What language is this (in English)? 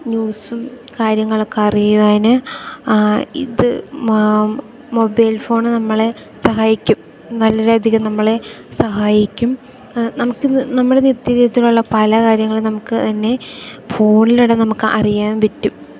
Malayalam